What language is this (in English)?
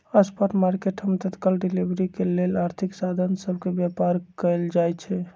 Magahi